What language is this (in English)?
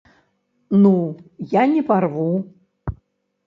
Belarusian